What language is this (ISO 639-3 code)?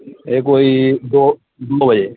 doi